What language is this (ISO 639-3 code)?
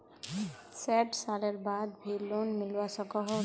mag